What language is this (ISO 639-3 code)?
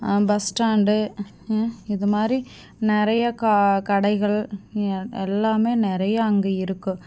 tam